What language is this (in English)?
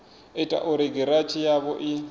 Venda